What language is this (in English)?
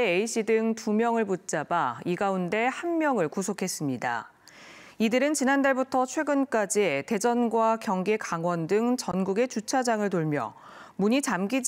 Korean